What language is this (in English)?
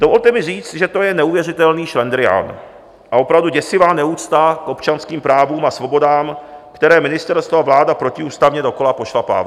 Czech